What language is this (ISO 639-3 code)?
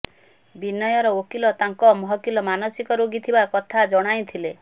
ori